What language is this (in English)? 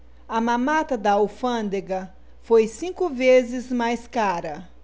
Portuguese